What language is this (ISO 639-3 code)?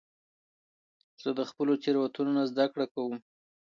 pus